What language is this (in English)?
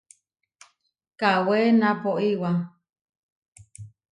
Huarijio